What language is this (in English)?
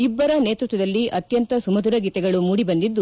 Kannada